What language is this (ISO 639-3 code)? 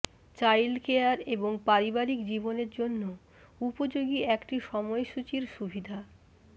ben